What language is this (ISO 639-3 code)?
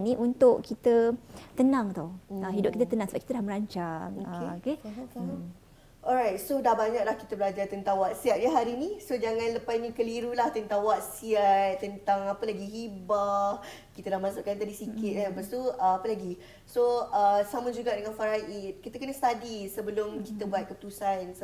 msa